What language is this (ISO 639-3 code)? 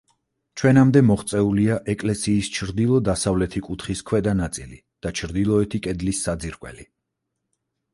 kat